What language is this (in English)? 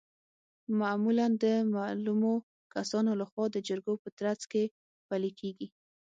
Pashto